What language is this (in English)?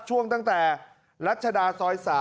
Thai